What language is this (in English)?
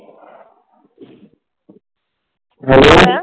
Punjabi